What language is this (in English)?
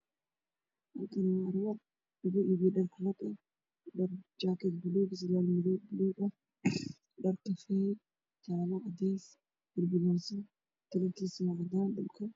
Somali